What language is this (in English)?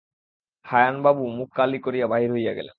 Bangla